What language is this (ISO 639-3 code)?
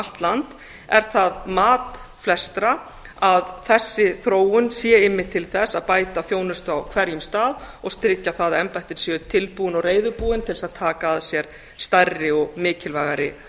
isl